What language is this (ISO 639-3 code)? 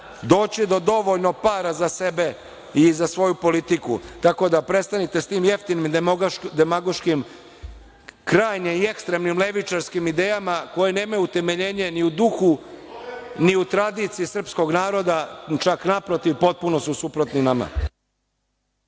srp